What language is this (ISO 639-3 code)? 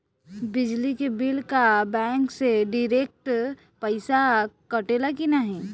bho